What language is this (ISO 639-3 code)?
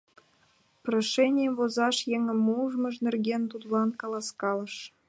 chm